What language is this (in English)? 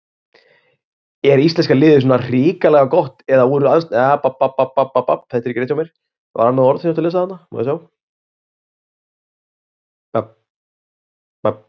Icelandic